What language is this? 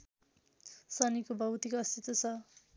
Nepali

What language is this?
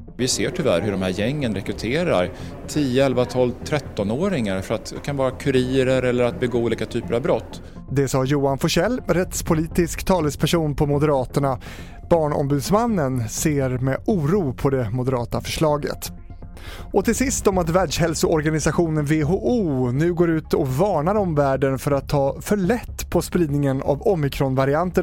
Swedish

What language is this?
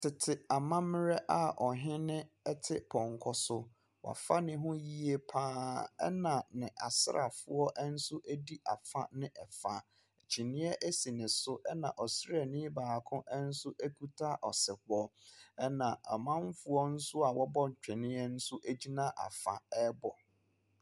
Akan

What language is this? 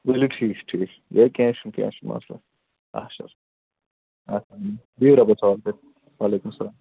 Kashmiri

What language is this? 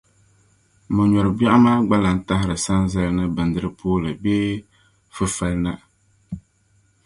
Dagbani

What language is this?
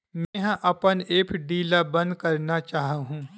Chhattisgarhi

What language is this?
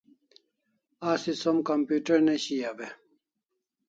Kalasha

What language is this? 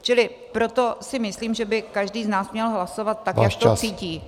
Czech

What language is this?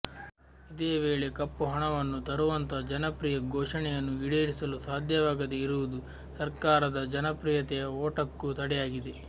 Kannada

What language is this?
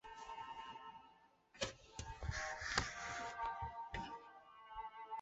Chinese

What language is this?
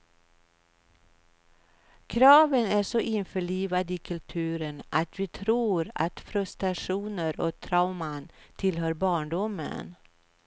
Swedish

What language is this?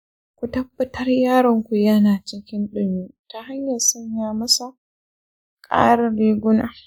Hausa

